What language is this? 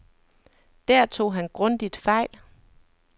Danish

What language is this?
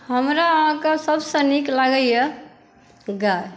Maithili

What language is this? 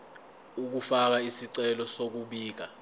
Zulu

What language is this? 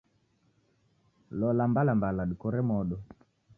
Taita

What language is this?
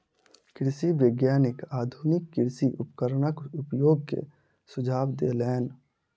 Maithili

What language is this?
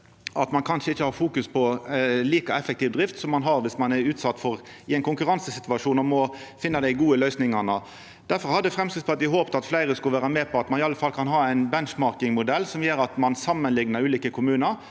Norwegian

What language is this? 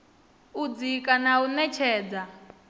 Venda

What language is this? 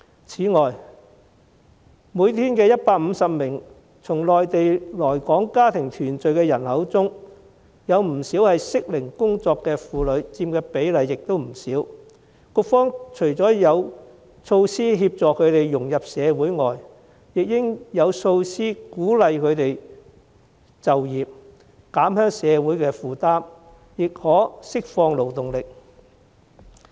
Cantonese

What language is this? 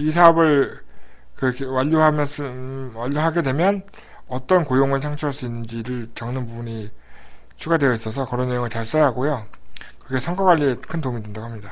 Korean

